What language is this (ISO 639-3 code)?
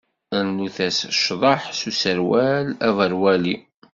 kab